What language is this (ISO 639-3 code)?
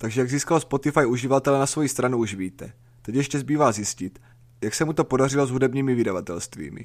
ces